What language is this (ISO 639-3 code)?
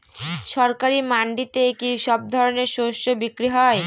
ben